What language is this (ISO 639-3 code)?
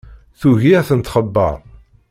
kab